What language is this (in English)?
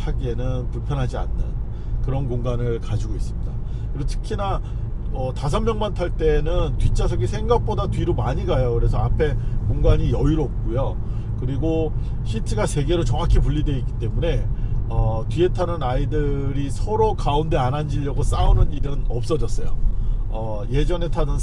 Korean